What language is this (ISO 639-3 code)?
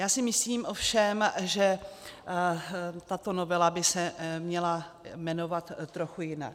ces